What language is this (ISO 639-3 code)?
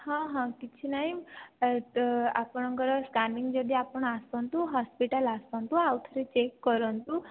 ori